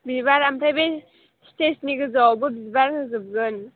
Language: Bodo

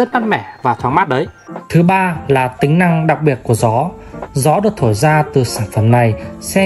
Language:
Vietnamese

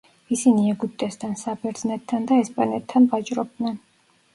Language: Georgian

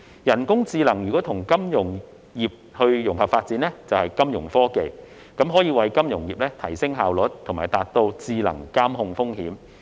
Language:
Cantonese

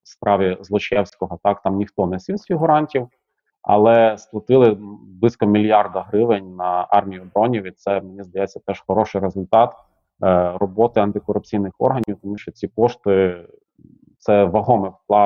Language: Ukrainian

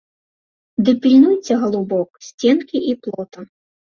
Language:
Belarusian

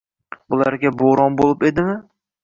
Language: Uzbek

